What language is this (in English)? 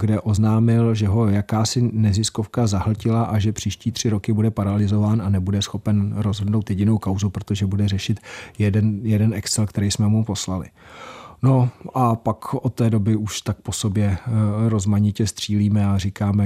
Czech